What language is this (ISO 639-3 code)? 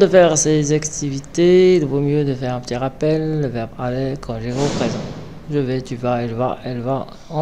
fra